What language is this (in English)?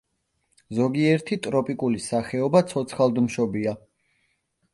Georgian